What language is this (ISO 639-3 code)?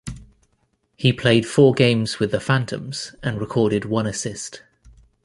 eng